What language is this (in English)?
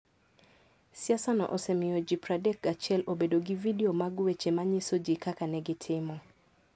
Luo (Kenya and Tanzania)